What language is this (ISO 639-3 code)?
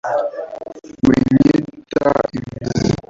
kin